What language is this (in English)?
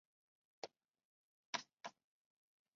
Chinese